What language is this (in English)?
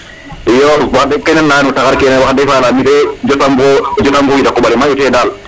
Serer